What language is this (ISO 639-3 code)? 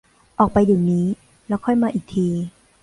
tha